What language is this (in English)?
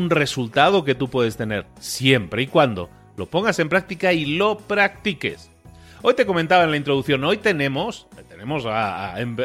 Spanish